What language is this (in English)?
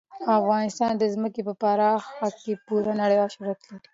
Pashto